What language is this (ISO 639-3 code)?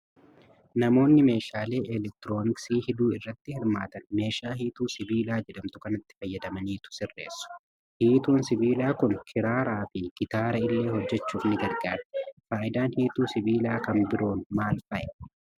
orm